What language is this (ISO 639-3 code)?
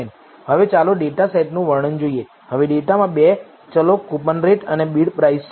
guj